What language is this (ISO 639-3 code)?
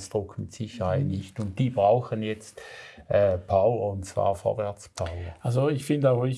deu